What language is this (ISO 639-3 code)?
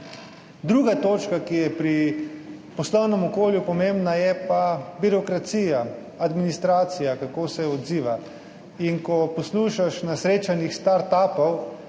slv